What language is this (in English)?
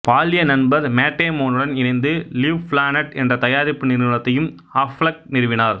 Tamil